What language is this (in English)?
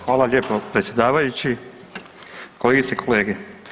Croatian